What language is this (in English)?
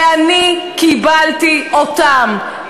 Hebrew